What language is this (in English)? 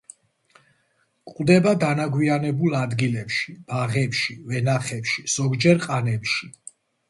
Georgian